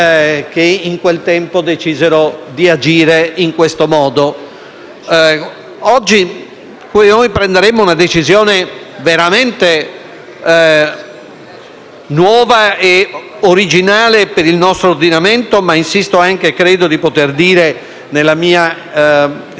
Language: Italian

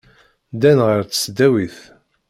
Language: Kabyle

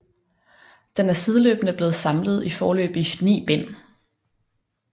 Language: Danish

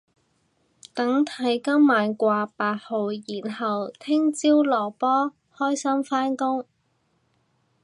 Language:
Cantonese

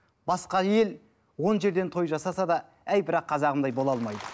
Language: Kazakh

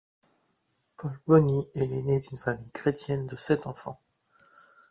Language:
French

